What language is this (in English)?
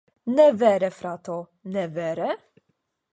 Esperanto